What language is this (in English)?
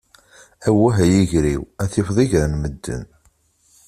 Kabyle